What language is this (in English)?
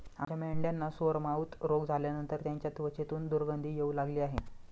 Marathi